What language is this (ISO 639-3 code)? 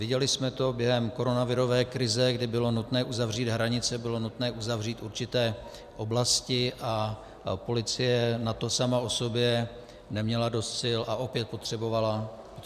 ces